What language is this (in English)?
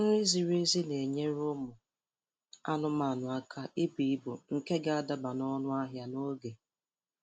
Igbo